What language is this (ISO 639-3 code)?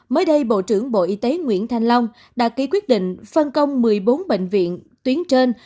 vie